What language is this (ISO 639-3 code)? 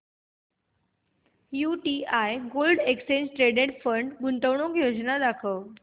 mar